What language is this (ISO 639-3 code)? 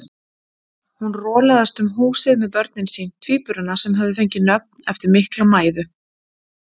isl